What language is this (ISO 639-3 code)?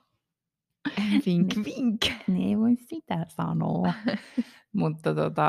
fin